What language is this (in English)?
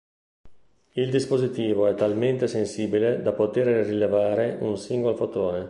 Italian